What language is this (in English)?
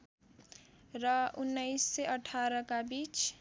Nepali